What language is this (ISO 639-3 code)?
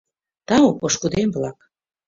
chm